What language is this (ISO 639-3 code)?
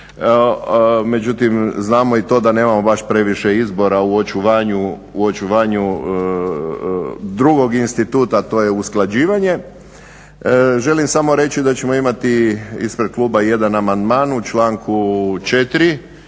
hrv